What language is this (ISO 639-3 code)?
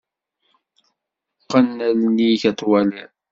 kab